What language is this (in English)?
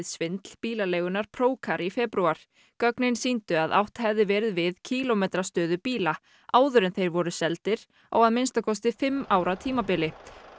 Icelandic